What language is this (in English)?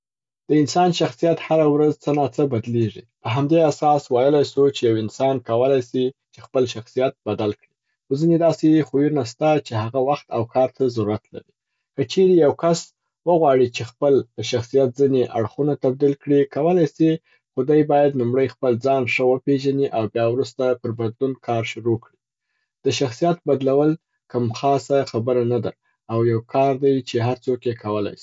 Southern Pashto